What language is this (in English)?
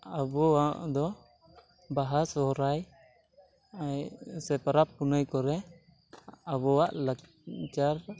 Santali